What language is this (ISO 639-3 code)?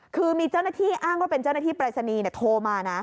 tha